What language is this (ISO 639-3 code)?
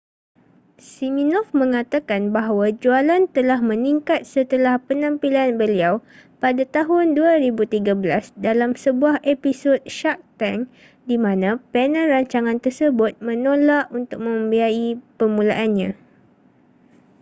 msa